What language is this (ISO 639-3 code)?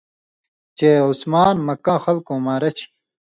mvy